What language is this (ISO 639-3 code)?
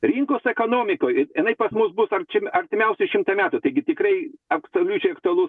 lit